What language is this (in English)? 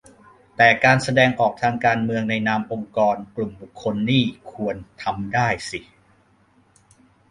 Thai